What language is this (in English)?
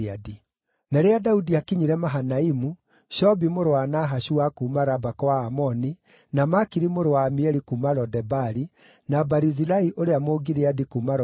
Kikuyu